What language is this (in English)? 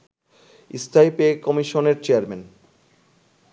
Bangla